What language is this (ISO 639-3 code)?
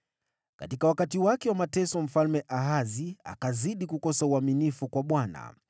swa